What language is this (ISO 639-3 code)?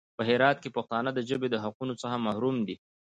pus